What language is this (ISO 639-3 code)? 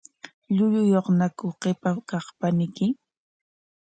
qwa